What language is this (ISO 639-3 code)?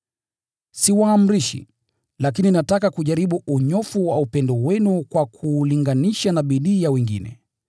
swa